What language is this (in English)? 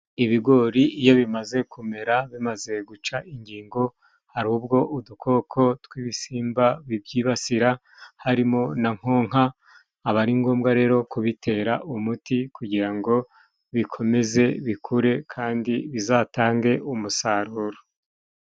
Kinyarwanda